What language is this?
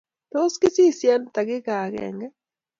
Kalenjin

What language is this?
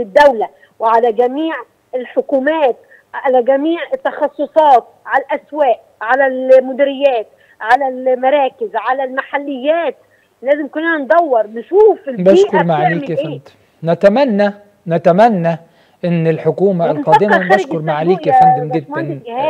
Arabic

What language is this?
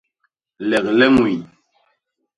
Basaa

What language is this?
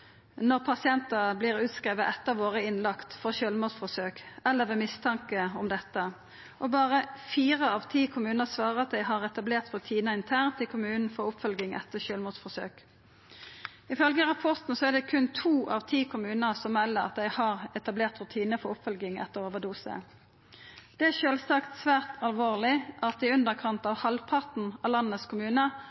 Norwegian Nynorsk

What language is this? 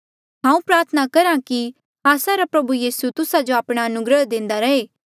Mandeali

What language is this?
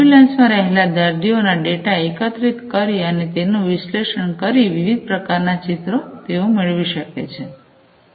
Gujarati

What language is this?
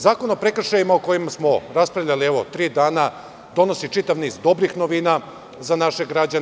Serbian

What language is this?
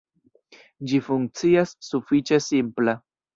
Esperanto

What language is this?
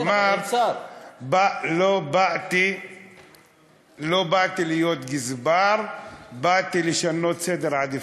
Hebrew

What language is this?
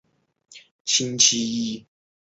Chinese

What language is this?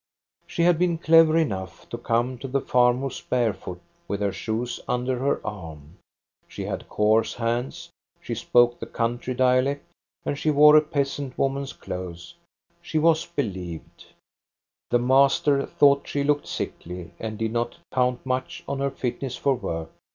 English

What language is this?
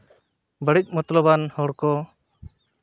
Santali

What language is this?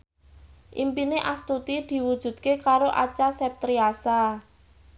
Javanese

